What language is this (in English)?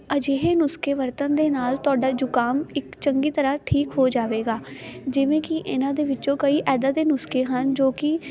Punjabi